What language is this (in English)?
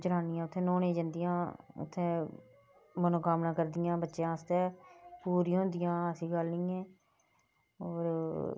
Dogri